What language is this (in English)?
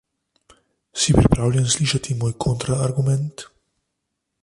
Slovenian